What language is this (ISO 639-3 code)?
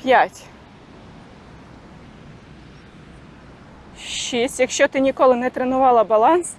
ukr